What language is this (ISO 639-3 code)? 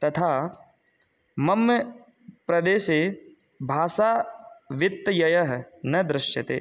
san